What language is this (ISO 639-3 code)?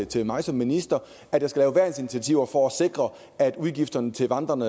dan